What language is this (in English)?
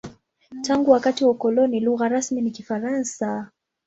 Swahili